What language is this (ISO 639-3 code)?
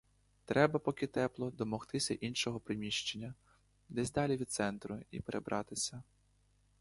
ukr